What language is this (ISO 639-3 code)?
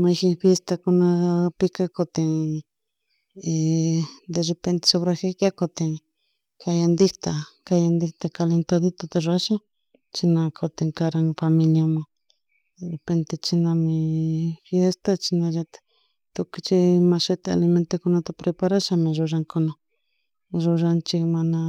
qug